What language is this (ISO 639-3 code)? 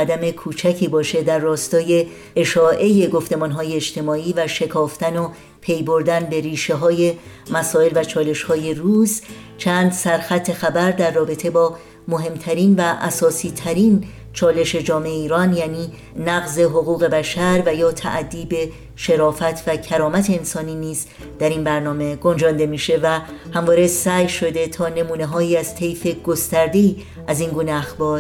fas